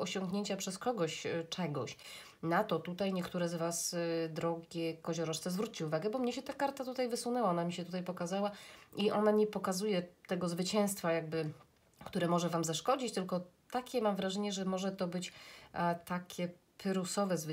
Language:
Polish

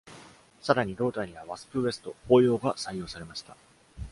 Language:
Japanese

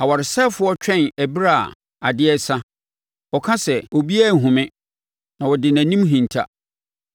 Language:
Akan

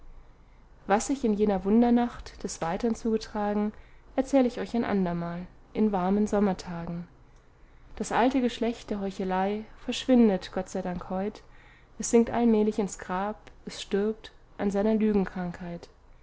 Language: German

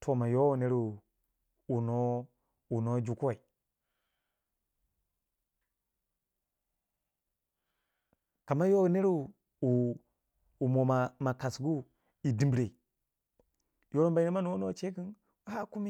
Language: Waja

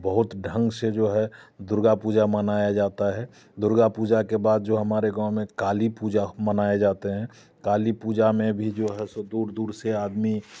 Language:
Hindi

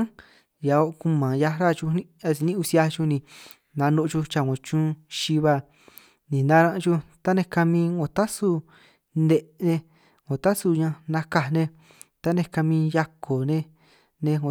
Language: San Martín Itunyoso Triqui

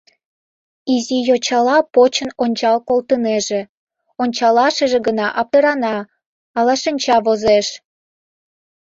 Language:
Mari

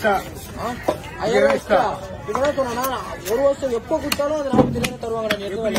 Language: Arabic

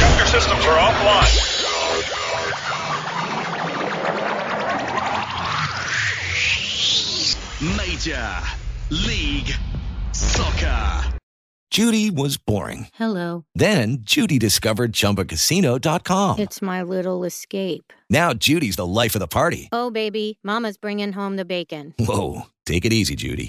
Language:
Italian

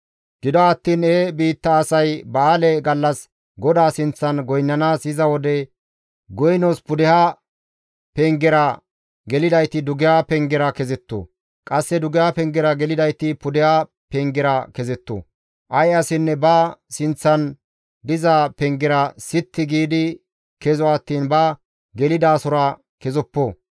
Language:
Gamo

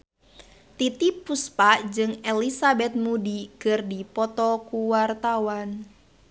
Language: Sundanese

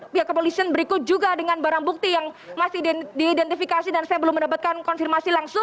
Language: Indonesian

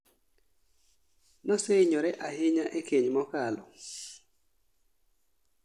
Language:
Luo (Kenya and Tanzania)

